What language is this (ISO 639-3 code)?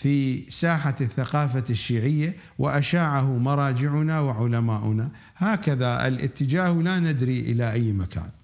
ara